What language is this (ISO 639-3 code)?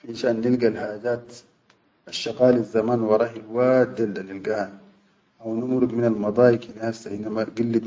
shu